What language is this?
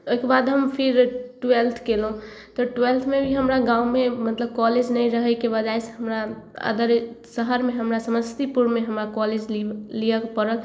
Maithili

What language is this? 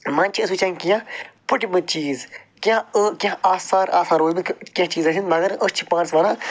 Kashmiri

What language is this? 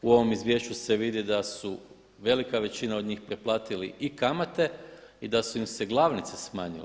Croatian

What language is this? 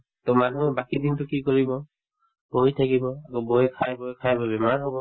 Assamese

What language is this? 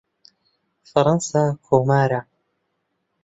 Central Kurdish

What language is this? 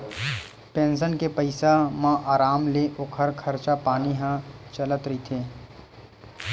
Chhattisgarhi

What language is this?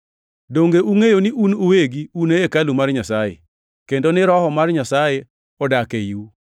Luo (Kenya and Tanzania)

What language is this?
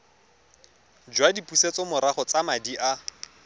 Tswana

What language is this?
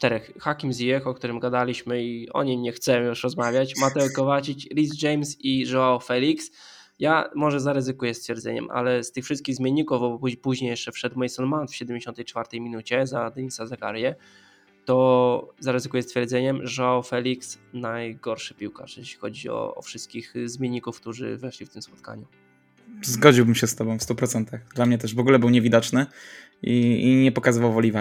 Polish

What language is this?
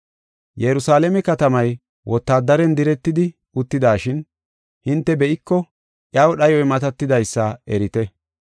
Gofa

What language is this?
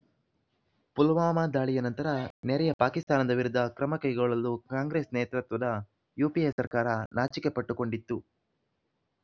Kannada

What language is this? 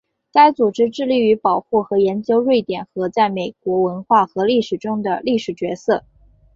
Chinese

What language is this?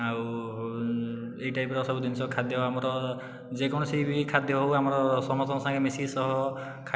Odia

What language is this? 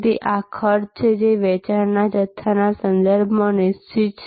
Gujarati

